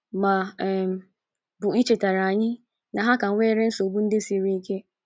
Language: Igbo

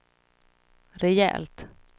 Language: Swedish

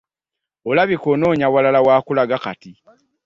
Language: Ganda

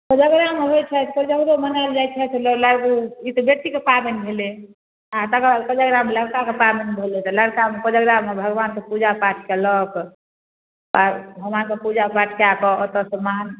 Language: Maithili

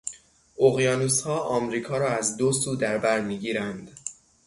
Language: Persian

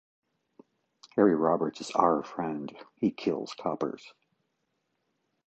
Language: English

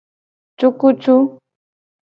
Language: Gen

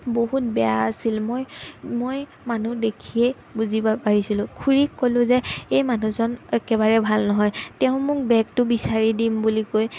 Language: Assamese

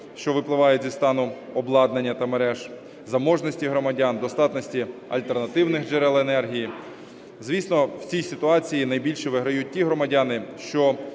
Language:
Ukrainian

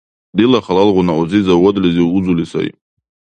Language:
Dargwa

